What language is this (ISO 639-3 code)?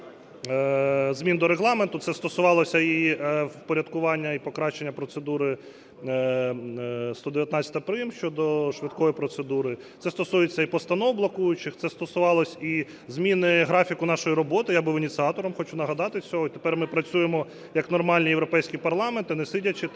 ukr